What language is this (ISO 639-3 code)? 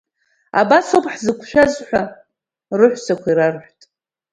abk